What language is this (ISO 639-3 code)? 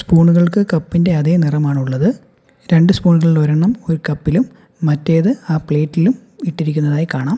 mal